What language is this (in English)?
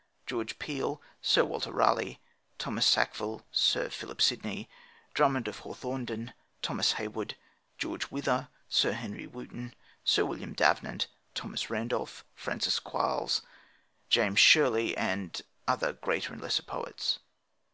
English